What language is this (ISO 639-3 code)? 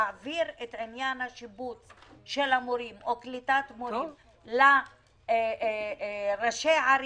heb